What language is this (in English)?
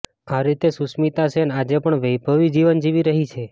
Gujarati